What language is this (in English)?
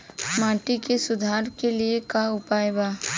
Bhojpuri